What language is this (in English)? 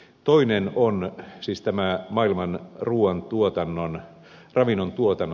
Finnish